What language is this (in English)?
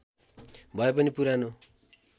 Nepali